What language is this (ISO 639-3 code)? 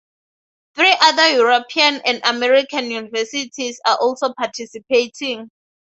eng